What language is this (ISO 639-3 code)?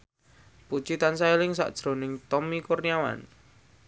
jav